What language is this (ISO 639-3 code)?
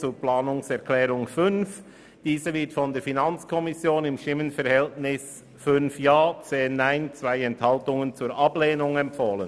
gsw